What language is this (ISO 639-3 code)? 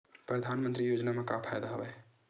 hne